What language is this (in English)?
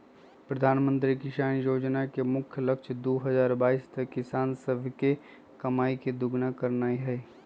Magahi